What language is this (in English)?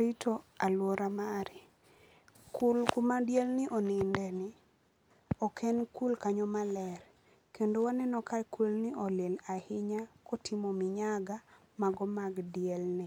Luo (Kenya and Tanzania)